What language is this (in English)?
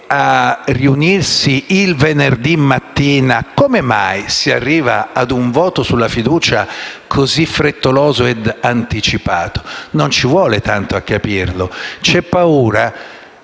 Italian